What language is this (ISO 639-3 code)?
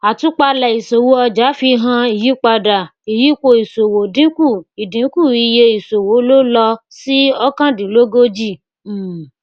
yor